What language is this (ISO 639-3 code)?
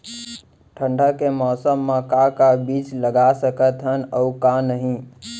hne